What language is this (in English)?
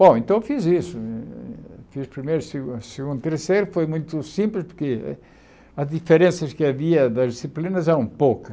Portuguese